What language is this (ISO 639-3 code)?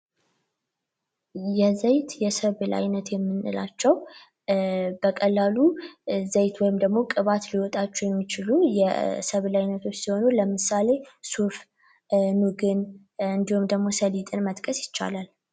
amh